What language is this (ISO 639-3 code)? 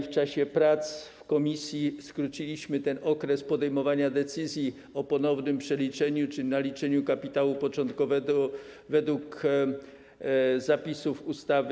pol